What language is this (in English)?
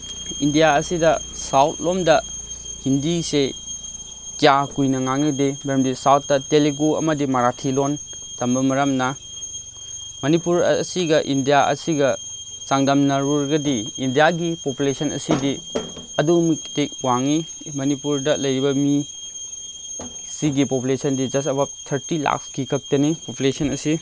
Manipuri